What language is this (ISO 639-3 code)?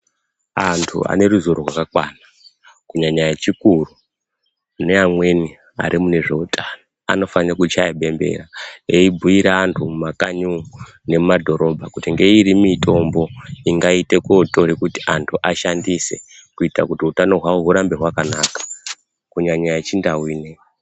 ndc